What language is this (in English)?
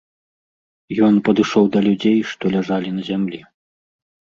Belarusian